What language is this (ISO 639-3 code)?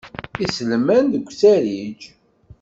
kab